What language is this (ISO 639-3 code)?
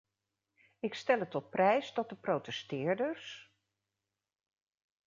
nld